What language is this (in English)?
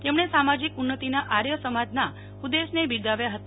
Gujarati